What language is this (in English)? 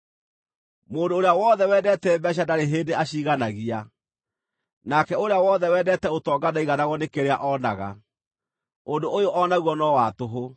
Kikuyu